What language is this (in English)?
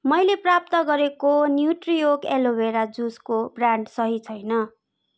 Nepali